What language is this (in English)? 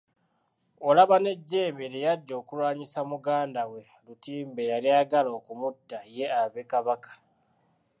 Ganda